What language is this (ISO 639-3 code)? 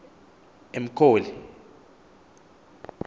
xho